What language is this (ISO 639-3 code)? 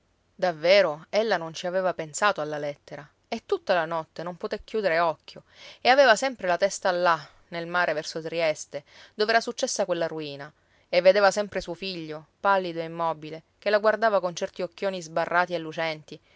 ita